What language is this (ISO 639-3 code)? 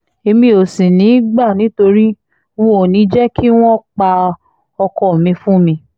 yor